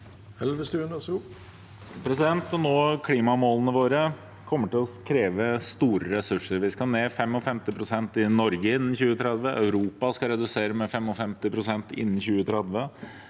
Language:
Norwegian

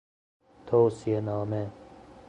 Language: Persian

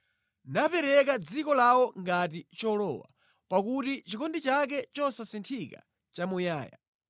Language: Nyanja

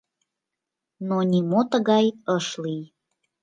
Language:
Mari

